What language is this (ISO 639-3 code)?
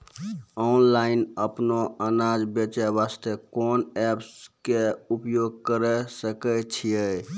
mai